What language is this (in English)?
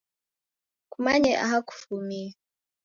Taita